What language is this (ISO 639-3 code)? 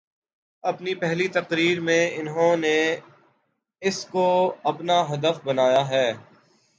urd